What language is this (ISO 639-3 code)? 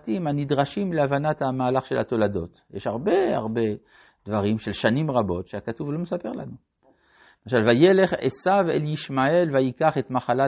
heb